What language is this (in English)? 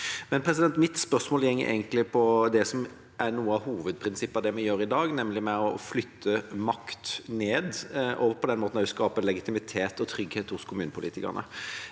Norwegian